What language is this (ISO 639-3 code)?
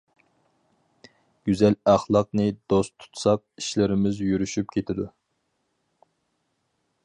uig